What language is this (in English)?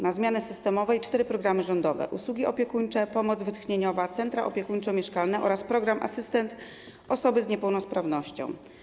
Polish